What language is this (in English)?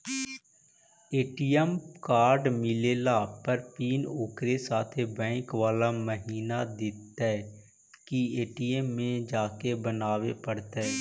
Magahi